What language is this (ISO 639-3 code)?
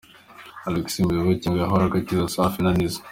kin